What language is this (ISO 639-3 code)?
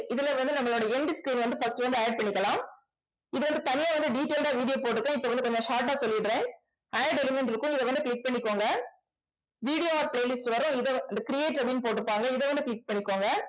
tam